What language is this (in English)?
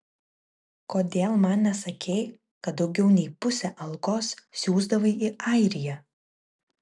Lithuanian